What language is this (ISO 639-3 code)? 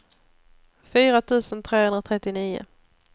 swe